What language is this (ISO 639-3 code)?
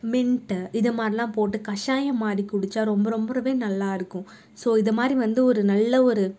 tam